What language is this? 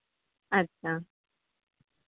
Urdu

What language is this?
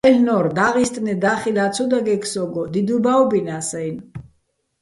Bats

